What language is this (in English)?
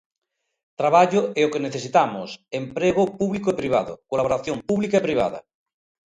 Galician